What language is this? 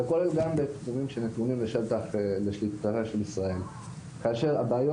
Hebrew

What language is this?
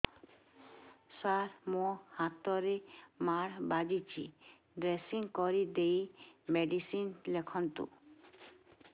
Odia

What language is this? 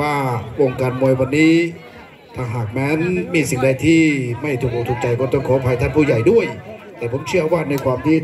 Thai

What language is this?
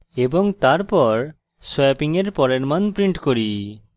Bangla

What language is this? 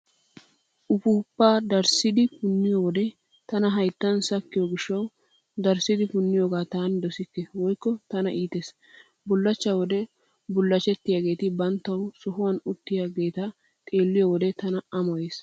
Wolaytta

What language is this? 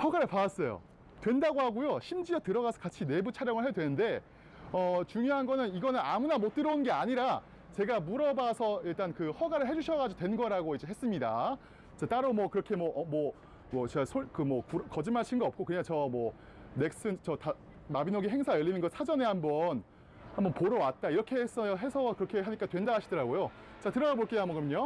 Korean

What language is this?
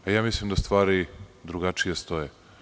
Serbian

